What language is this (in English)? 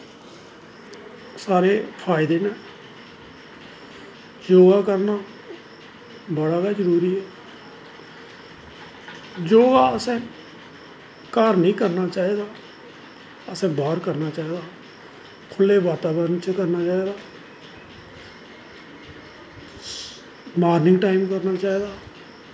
Dogri